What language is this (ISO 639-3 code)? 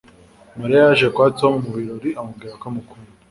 kin